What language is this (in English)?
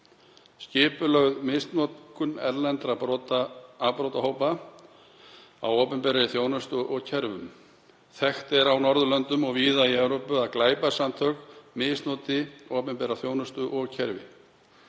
Icelandic